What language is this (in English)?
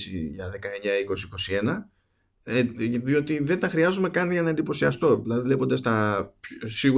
Greek